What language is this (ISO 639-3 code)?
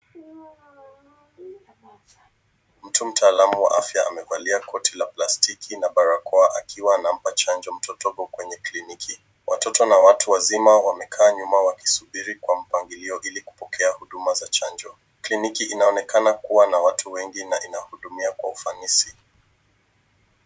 swa